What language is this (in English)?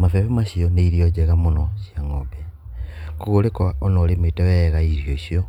Kikuyu